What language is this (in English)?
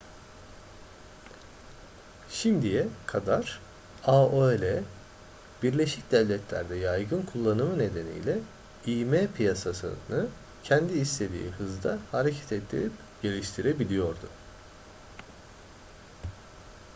Turkish